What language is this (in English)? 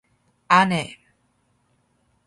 Korean